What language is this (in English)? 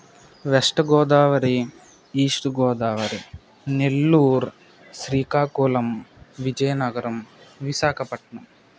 Telugu